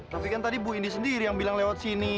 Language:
Indonesian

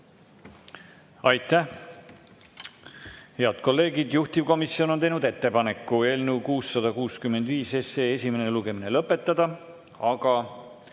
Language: Estonian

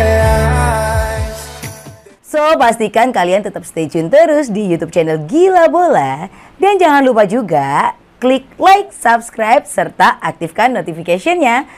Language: Indonesian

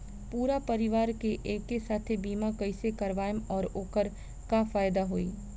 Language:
Bhojpuri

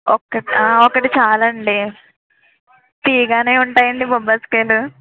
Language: Telugu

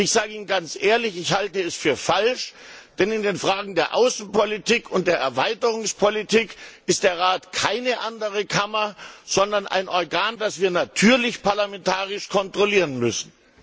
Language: German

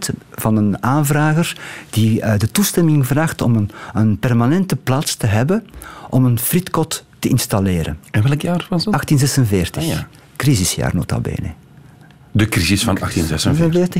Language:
Dutch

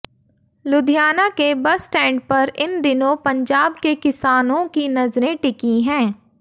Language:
Hindi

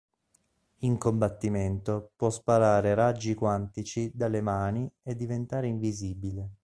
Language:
Italian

